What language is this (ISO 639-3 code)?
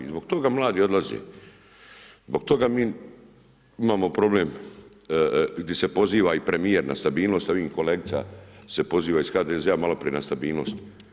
hrv